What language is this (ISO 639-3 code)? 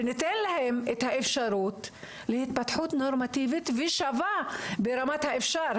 heb